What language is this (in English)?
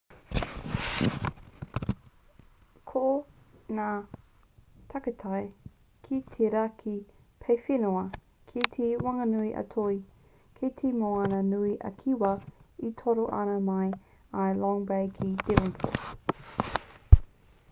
Māori